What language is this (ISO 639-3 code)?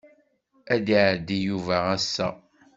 kab